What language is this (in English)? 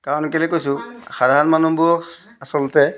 Assamese